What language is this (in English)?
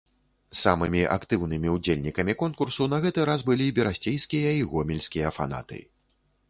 Belarusian